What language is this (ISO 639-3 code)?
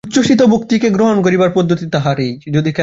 ben